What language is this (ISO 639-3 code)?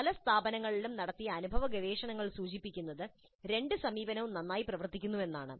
mal